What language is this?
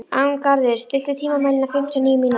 Icelandic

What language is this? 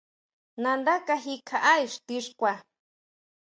Huautla Mazatec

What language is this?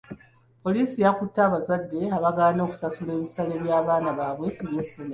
Ganda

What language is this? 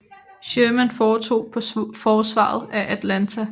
Danish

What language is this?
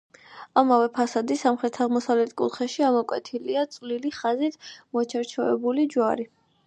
Georgian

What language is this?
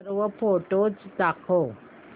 Marathi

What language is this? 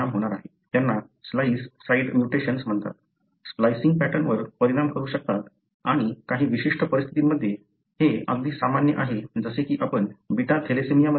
Marathi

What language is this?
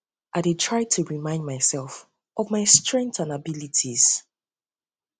Nigerian Pidgin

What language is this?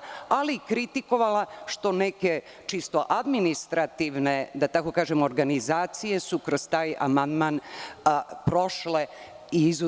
Serbian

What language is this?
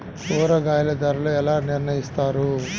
Telugu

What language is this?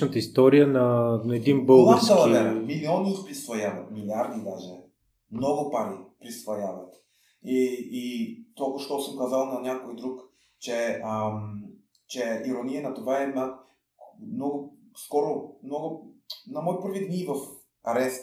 Bulgarian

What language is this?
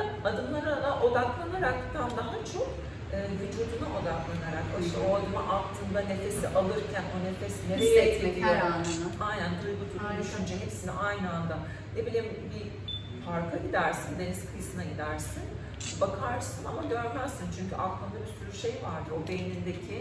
Turkish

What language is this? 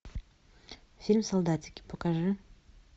Russian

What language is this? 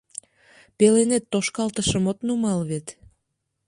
Mari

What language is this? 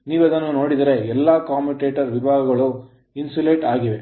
Kannada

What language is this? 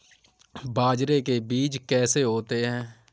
Hindi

